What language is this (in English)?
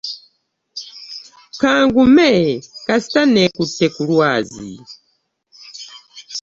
Ganda